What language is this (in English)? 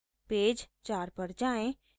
Hindi